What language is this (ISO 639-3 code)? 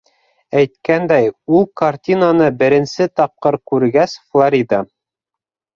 bak